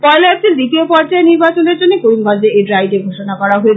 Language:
Bangla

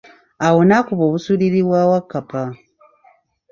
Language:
Ganda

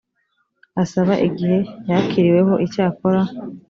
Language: Kinyarwanda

